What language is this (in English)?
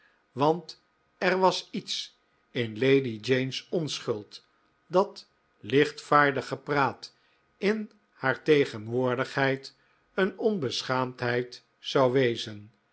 Dutch